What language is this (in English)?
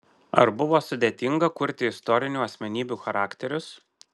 Lithuanian